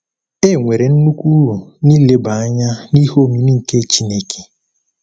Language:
Igbo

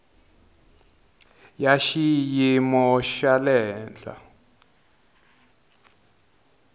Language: Tsonga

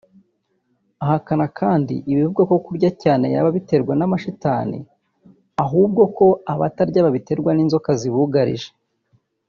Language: Kinyarwanda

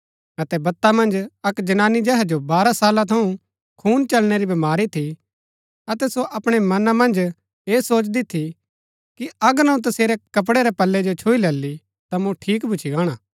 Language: Gaddi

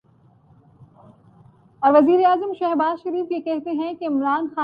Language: Urdu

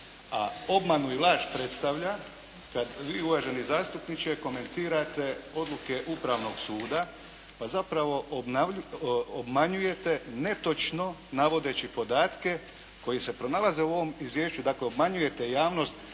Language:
Croatian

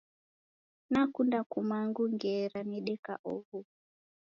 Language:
Taita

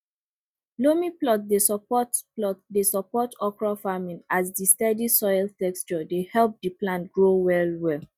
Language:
Nigerian Pidgin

